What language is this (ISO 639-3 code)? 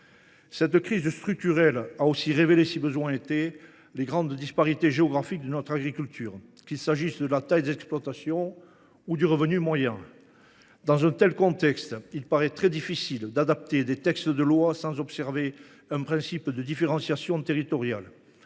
fra